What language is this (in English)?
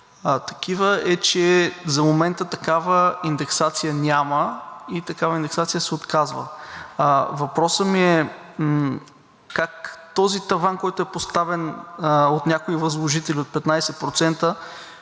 Bulgarian